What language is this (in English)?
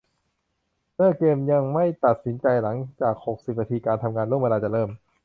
Thai